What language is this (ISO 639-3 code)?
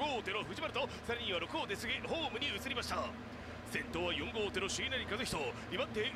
jpn